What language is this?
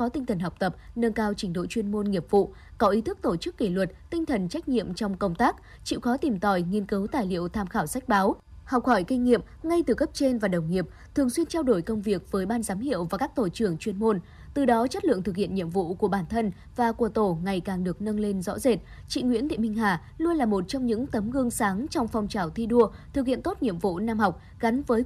Vietnamese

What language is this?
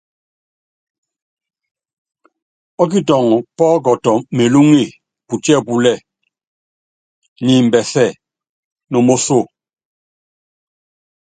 Yangben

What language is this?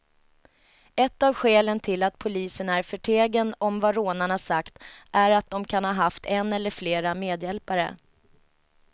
Swedish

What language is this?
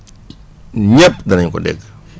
Wolof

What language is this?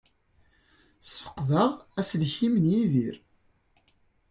Kabyle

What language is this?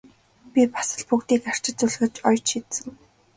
Mongolian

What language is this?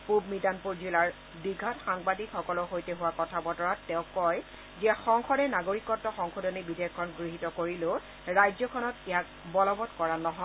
Assamese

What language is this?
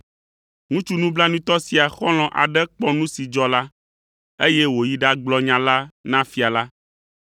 Ewe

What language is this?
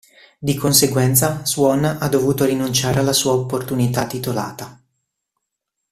Italian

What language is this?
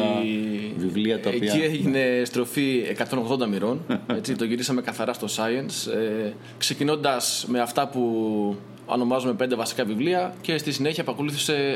Greek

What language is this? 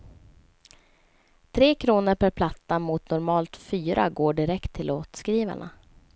Swedish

